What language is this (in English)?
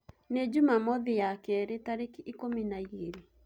Kikuyu